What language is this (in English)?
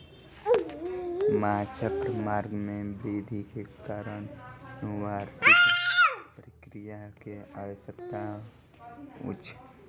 Maithili